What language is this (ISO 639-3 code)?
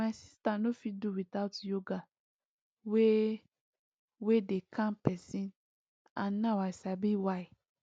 pcm